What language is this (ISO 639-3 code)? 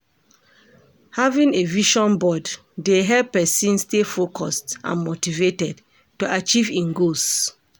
pcm